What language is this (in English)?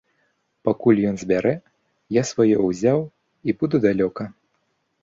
Belarusian